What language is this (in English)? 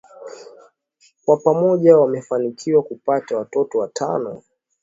Swahili